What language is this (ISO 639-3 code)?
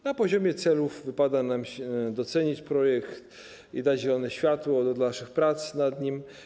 pol